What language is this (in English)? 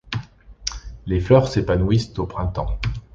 French